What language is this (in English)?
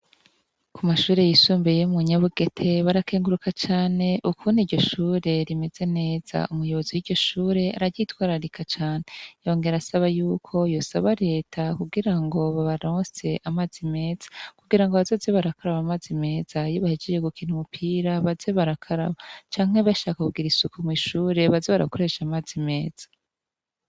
Rundi